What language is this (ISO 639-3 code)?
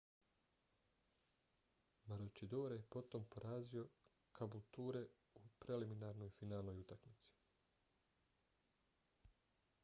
bos